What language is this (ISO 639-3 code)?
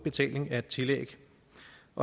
dan